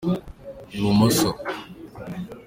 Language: Kinyarwanda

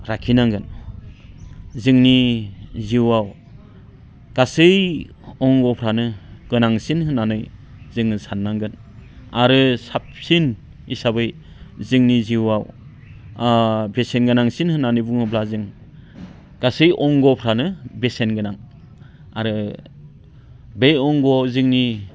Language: Bodo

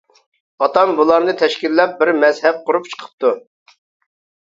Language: Uyghur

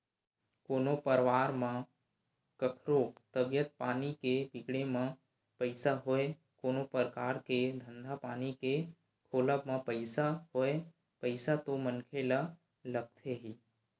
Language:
Chhattisgarhi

